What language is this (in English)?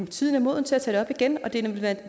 Danish